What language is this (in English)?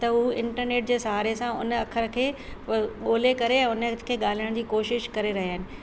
Sindhi